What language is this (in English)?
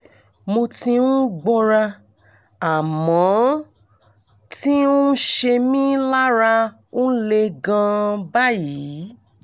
Yoruba